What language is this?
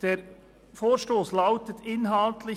Swiss German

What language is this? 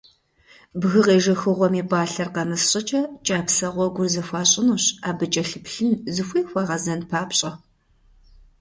Kabardian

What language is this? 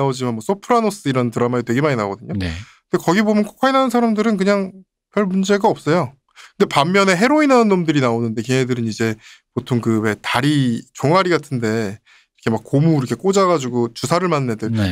Korean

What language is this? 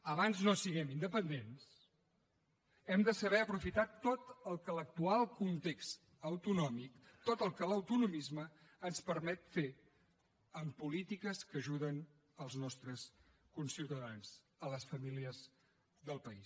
Catalan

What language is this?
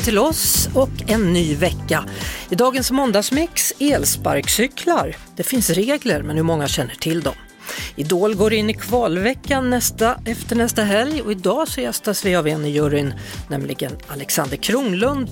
Swedish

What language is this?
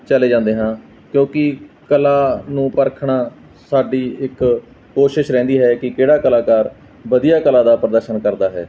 Punjabi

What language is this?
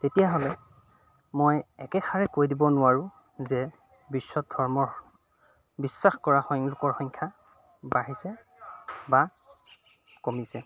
Assamese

